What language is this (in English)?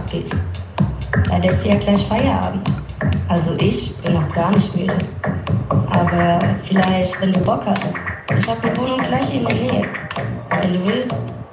Vietnamese